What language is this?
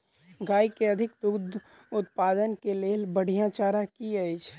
Maithili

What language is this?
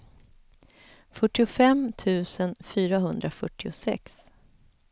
Swedish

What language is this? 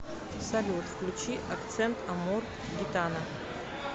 Russian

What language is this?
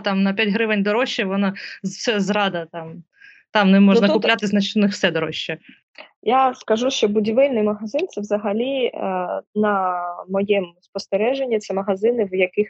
Ukrainian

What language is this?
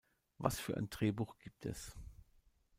German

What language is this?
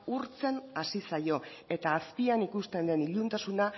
Basque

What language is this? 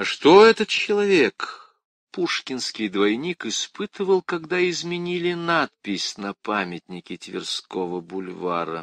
Russian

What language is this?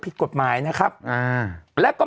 Thai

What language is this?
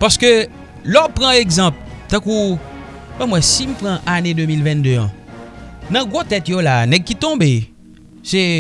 French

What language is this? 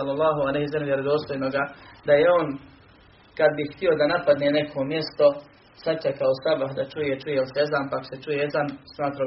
Croatian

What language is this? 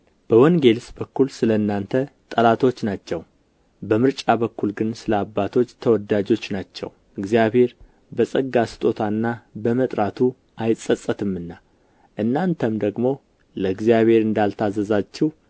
Amharic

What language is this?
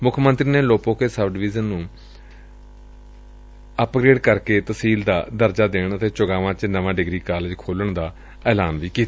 Punjabi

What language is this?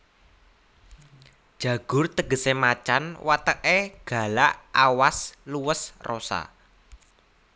Javanese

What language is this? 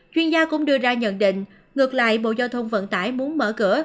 Vietnamese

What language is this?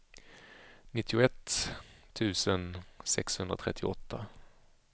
Swedish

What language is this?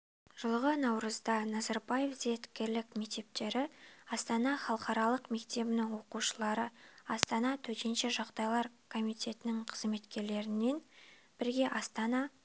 Kazakh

